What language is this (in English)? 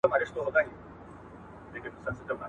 Pashto